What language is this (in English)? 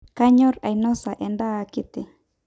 Masai